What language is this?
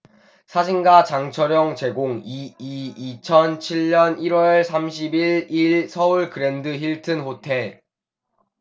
Korean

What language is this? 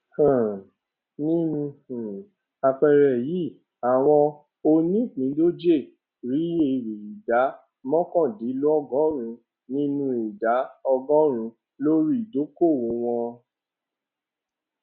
Yoruba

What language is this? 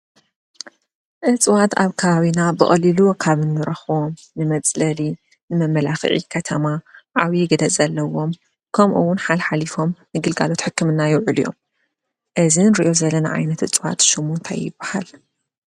Tigrinya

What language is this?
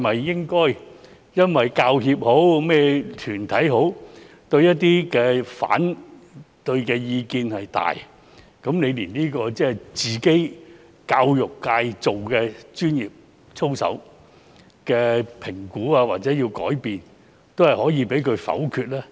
Cantonese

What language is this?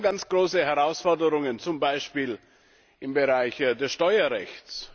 German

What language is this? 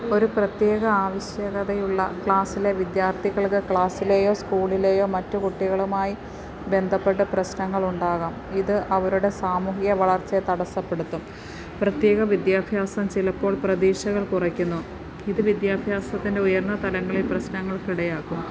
Malayalam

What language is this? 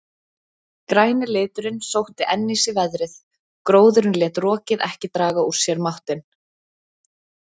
Icelandic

